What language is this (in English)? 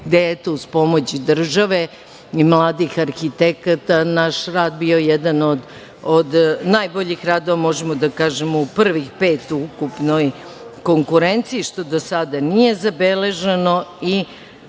Serbian